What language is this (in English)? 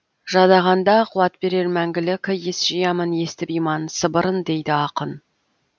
Kazakh